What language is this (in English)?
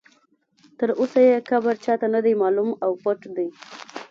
Pashto